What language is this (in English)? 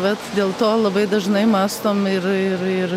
Lithuanian